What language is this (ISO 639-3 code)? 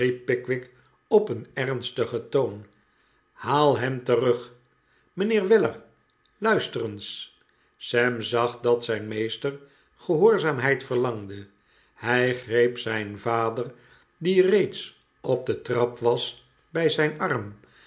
nld